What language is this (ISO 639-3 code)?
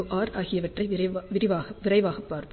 tam